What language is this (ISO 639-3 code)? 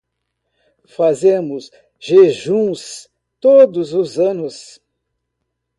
por